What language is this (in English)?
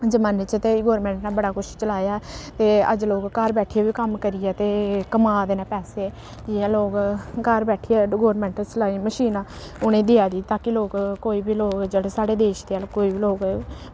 Dogri